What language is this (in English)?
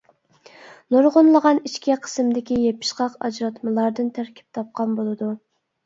Uyghur